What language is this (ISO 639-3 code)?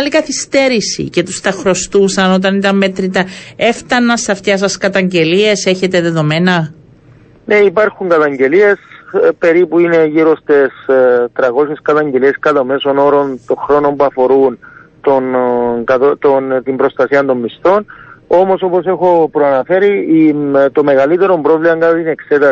ell